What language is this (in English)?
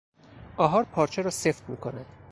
Persian